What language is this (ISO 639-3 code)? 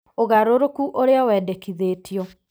kik